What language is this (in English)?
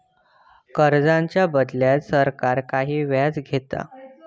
Marathi